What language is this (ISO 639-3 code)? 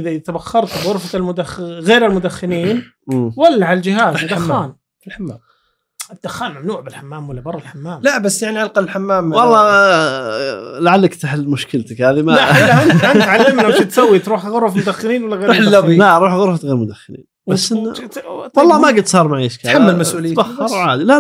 ara